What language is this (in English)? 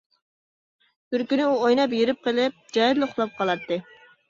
Uyghur